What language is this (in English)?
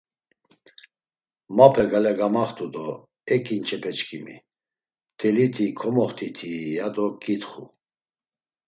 Laz